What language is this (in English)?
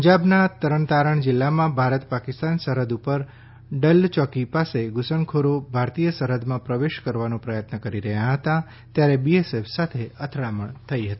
Gujarati